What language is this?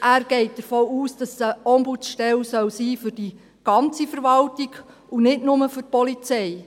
Swiss German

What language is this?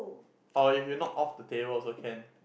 English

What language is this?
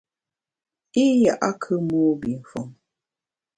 Bamun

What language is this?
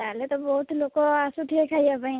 Odia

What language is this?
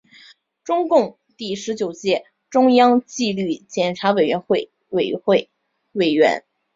Chinese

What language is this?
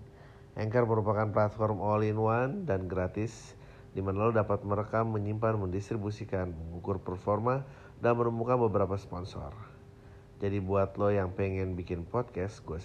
Indonesian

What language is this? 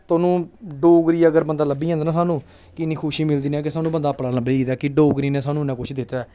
Dogri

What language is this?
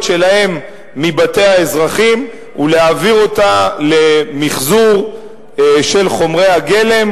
Hebrew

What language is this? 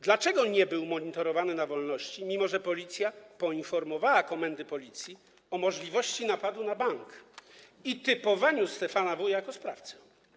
Polish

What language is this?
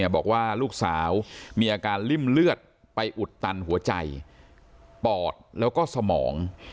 Thai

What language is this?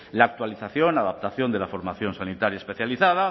Spanish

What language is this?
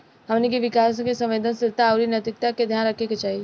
Bhojpuri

